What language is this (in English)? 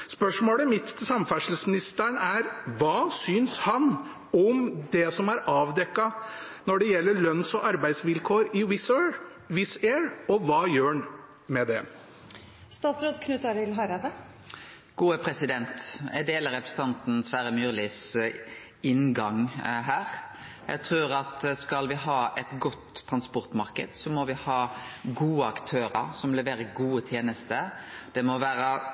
Norwegian